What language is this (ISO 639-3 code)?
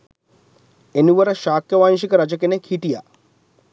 sin